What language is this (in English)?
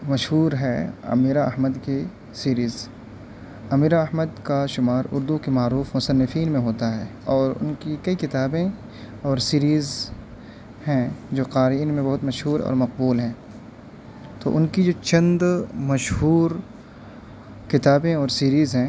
Urdu